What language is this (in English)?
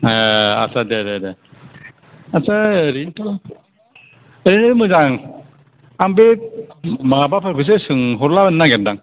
Bodo